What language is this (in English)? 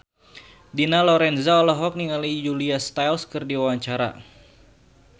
Sundanese